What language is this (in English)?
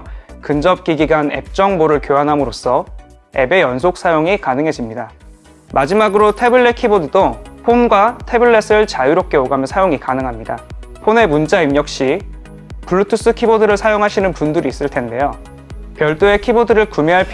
Korean